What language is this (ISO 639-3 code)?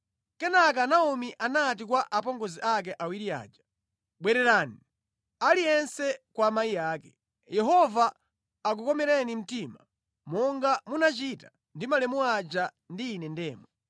nya